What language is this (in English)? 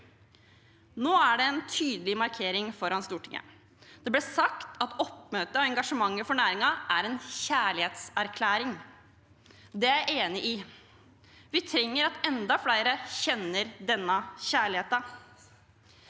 Norwegian